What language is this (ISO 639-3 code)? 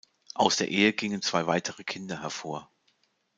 deu